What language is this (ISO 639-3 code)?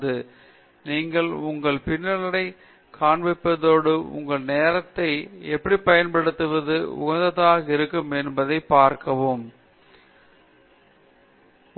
tam